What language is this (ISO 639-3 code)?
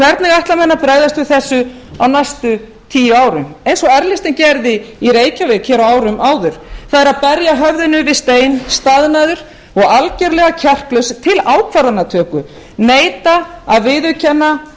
isl